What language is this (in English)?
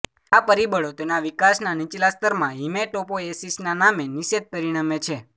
Gujarati